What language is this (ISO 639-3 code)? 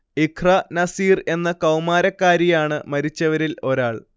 mal